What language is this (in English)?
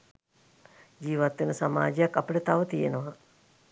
Sinhala